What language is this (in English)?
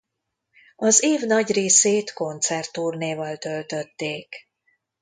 Hungarian